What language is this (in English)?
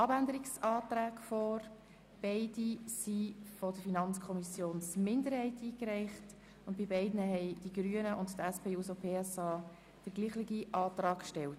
Swiss German